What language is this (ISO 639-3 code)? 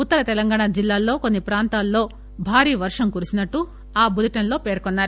tel